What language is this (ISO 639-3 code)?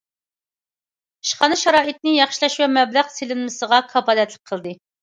uig